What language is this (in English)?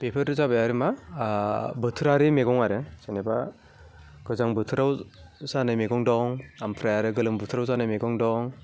Bodo